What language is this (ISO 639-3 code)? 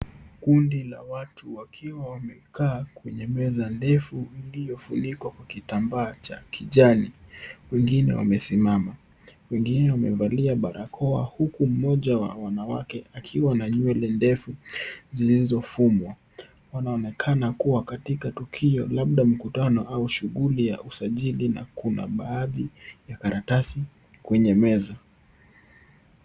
swa